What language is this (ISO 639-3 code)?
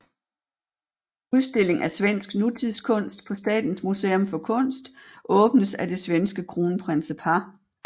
dan